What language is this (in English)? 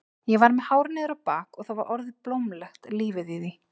Icelandic